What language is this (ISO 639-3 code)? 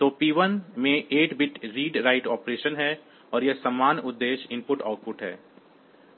hin